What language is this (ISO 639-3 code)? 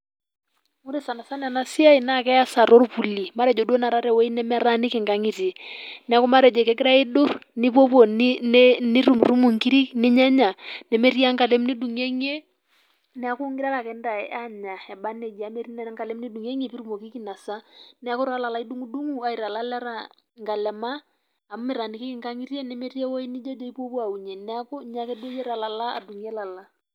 mas